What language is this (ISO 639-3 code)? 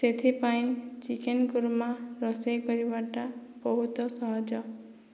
ori